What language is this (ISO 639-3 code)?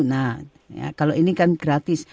ind